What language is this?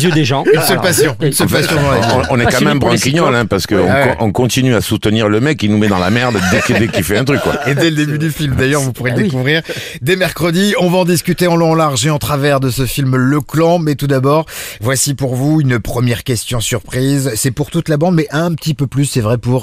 French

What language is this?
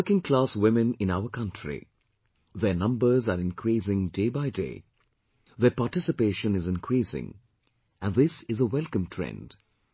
English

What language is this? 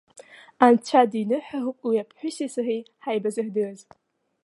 Abkhazian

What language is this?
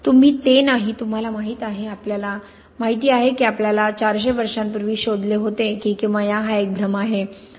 Marathi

